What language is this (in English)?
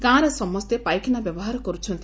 Odia